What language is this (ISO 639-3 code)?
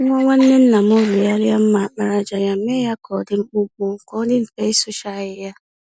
ibo